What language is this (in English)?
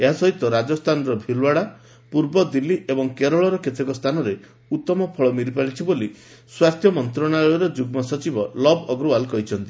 Odia